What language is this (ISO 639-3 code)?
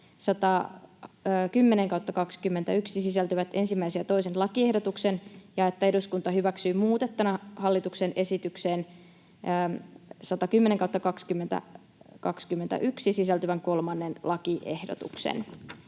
fin